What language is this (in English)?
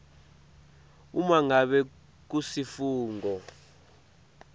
Swati